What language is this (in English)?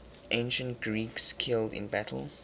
English